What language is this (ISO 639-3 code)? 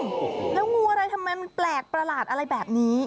tha